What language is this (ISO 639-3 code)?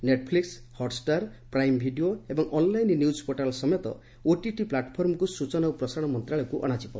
ori